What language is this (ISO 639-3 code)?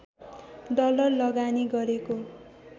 nep